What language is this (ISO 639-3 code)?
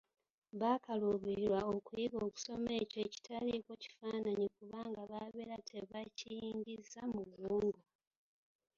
lug